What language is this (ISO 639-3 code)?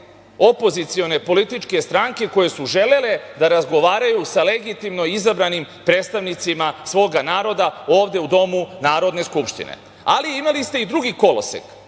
srp